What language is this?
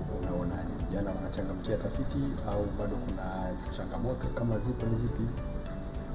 Swahili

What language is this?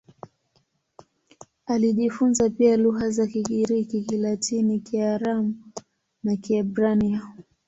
Swahili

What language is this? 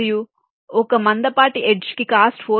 Telugu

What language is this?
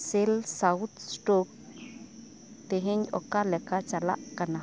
Santali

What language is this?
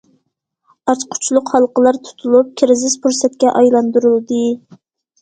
Uyghur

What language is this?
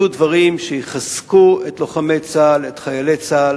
Hebrew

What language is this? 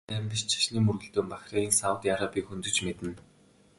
Mongolian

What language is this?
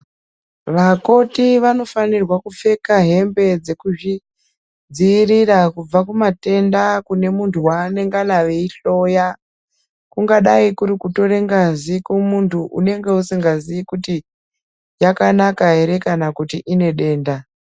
Ndau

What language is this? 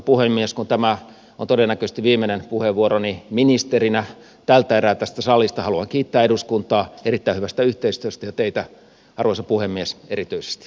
Finnish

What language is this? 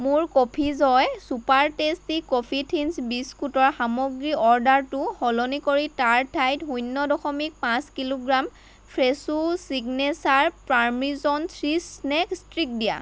Assamese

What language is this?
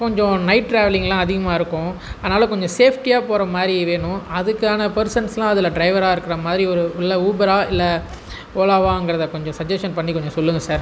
Tamil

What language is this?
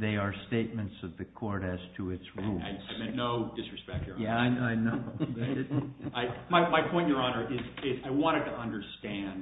English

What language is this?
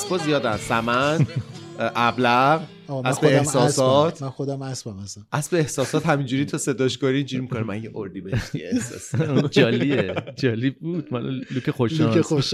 Persian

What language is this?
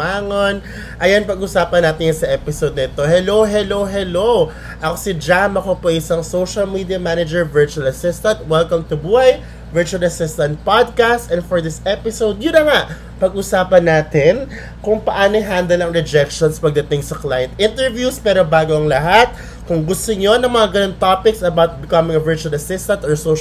Filipino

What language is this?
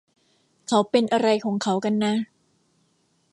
Thai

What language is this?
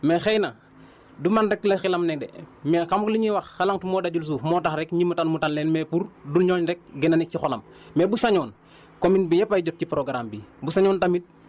Wolof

